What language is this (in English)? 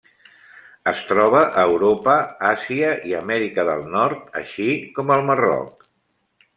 Catalan